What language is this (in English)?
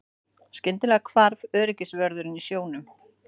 Icelandic